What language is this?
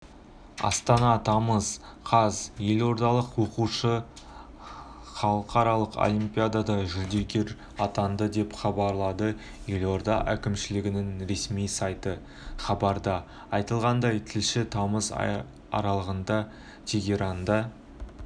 Kazakh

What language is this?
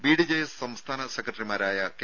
Malayalam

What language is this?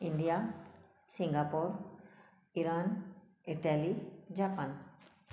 Sindhi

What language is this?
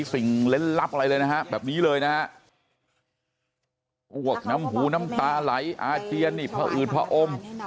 Thai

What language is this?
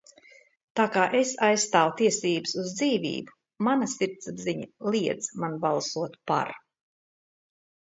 Latvian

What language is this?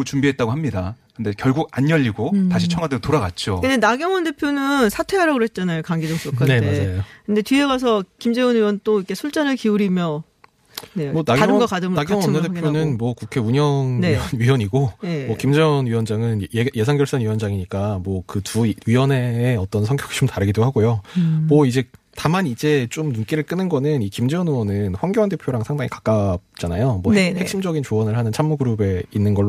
Korean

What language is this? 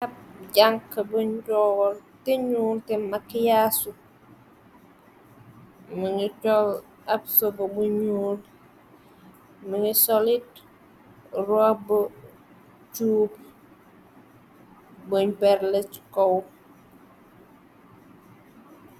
Wolof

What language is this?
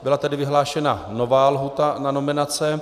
Czech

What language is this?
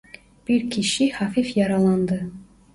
Turkish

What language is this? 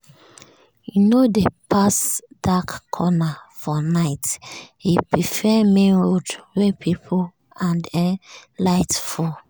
Nigerian Pidgin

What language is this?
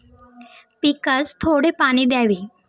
Marathi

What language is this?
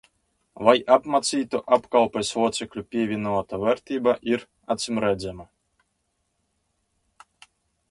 Latvian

